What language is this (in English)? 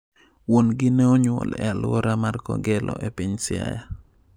Luo (Kenya and Tanzania)